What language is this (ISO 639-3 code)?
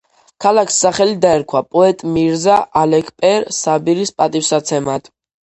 kat